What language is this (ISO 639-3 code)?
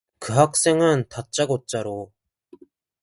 kor